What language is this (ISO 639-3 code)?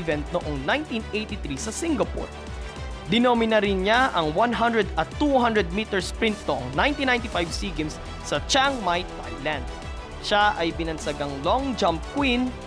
fil